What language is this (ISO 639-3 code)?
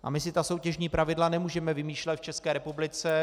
ces